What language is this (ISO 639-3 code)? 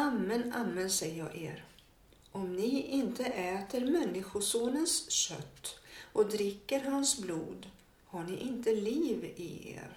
swe